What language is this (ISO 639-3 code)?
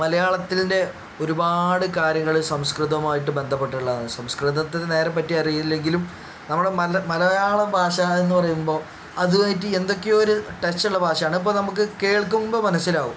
mal